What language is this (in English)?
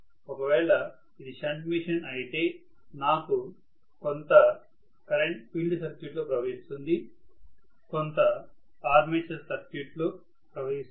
Telugu